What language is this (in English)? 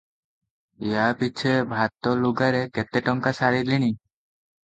Odia